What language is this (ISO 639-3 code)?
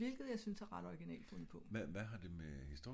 dan